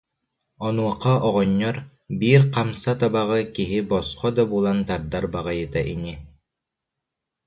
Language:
Yakut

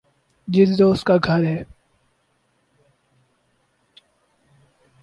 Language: Urdu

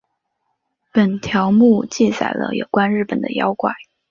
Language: Chinese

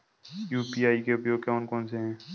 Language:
Hindi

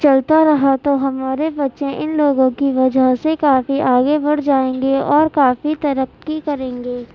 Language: Urdu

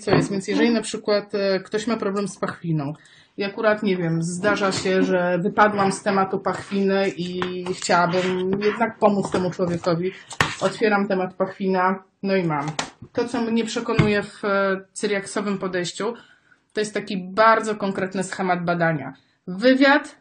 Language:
Polish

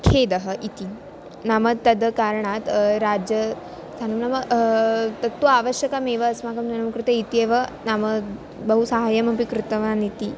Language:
Sanskrit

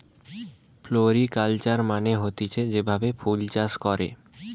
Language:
Bangla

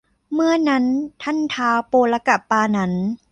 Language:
Thai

